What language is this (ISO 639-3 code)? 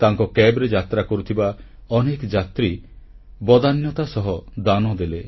ori